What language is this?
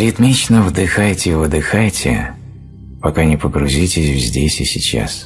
Russian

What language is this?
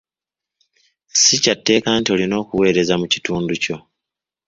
Ganda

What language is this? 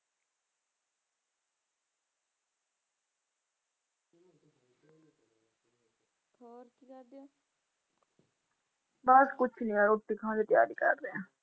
Punjabi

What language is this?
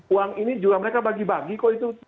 Indonesian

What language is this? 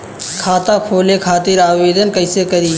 Bhojpuri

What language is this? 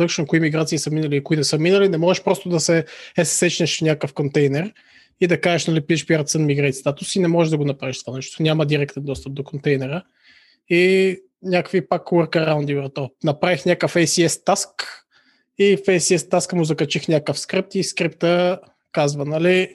Bulgarian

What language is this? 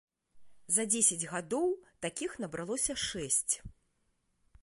Belarusian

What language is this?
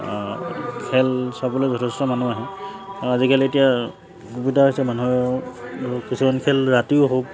Assamese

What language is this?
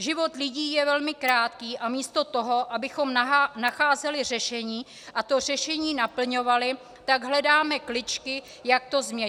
Czech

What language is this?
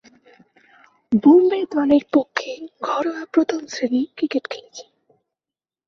Bangla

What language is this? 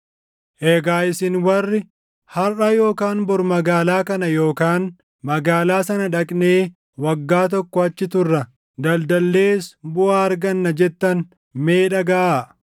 Oromo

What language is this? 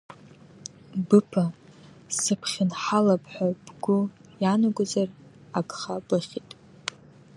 Abkhazian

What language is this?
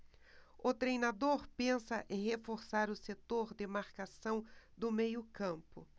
Portuguese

